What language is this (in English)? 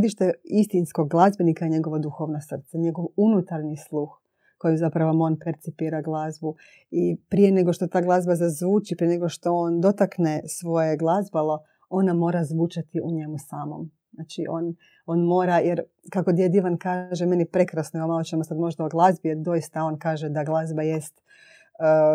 Croatian